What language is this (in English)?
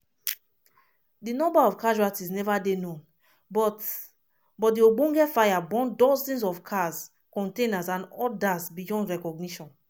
Nigerian Pidgin